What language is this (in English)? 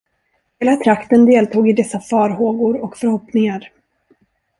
Swedish